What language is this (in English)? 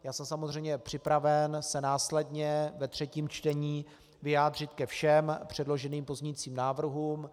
Czech